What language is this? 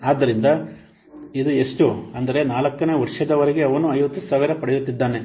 Kannada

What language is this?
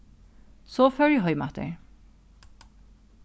Faroese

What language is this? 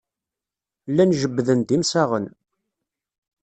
Kabyle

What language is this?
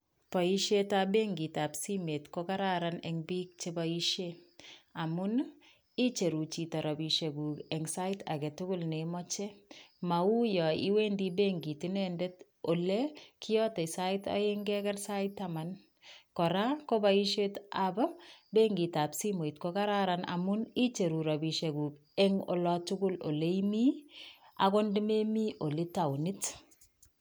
Kalenjin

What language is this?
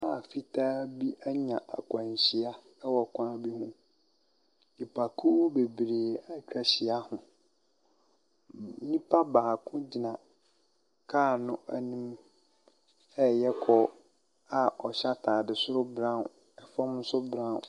Akan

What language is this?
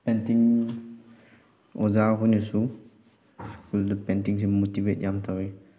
Manipuri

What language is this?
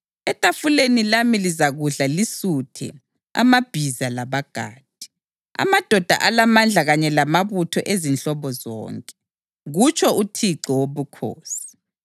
North Ndebele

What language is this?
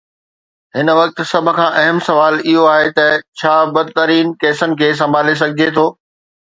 Sindhi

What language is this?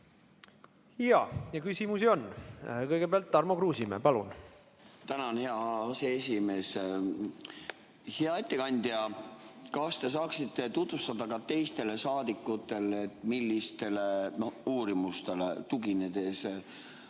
Estonian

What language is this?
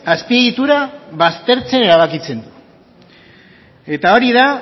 Basque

